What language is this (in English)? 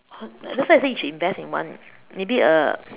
English